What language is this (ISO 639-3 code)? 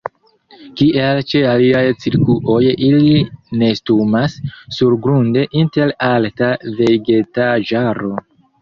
epo